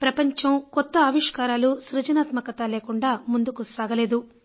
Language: Telugu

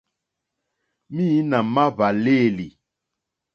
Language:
Mokpwe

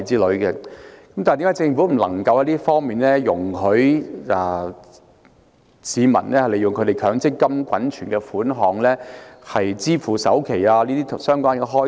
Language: Cantonese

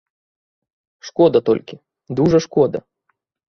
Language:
Belarusian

